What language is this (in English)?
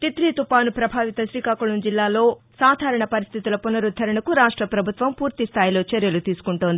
Telugu